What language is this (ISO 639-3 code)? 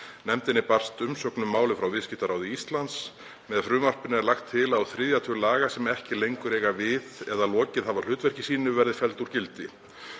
isl